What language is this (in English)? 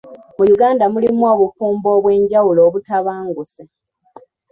Ganda